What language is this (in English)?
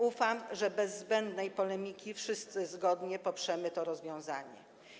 Polish